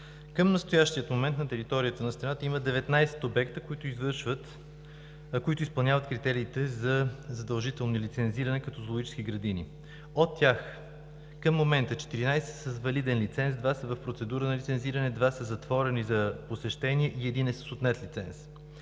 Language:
Bulgarian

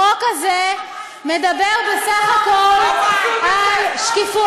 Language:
Hebrew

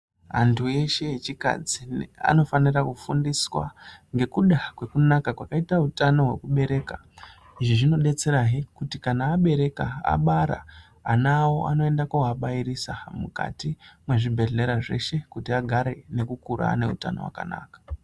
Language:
Ndau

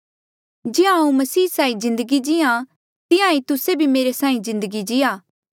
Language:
Mandeali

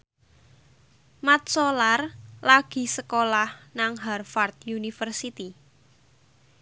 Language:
Javanese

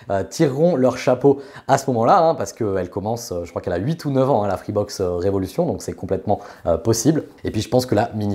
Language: French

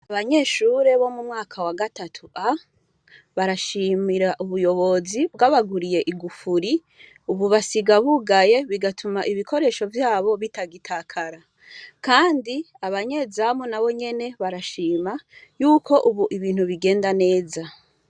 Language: Rundi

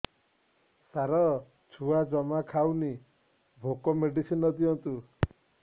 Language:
Odia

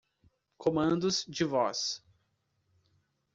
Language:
Portuguese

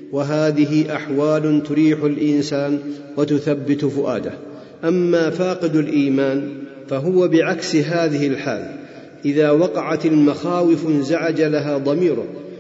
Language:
Arabic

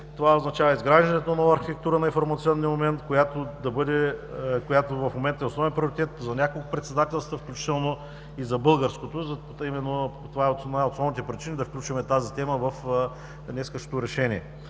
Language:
Bulgarian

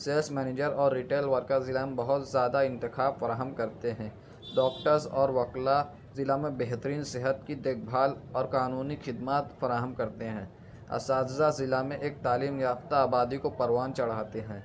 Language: Urdu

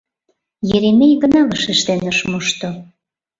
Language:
Mari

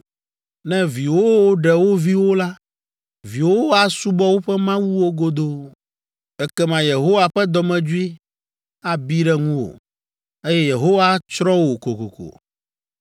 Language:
Ewe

